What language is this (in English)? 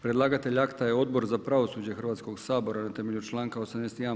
Croatian